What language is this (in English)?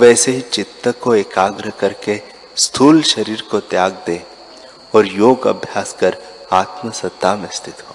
Hindi